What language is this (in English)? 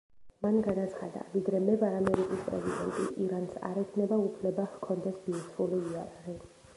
Georgian